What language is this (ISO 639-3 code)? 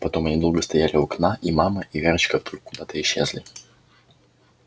rus